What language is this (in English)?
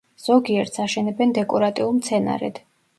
Georgian